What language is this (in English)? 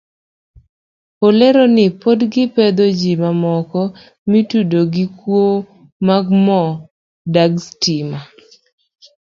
Luo (Kenya and Tanzania)